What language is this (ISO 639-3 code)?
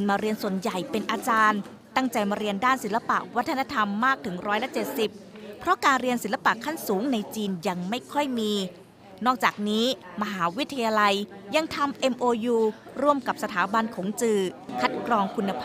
tha